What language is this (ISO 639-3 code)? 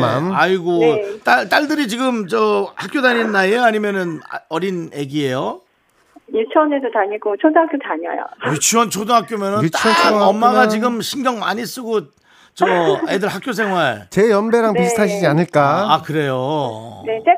kor